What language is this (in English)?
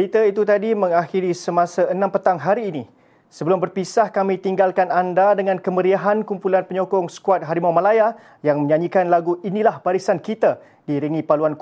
Malay